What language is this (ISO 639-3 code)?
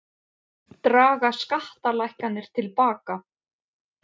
isl